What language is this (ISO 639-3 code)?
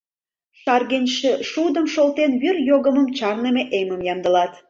chm